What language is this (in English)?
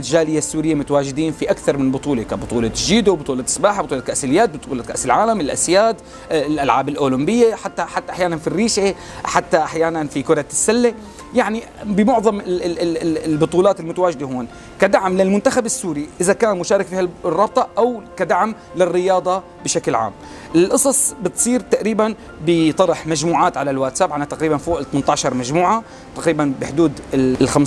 Arabic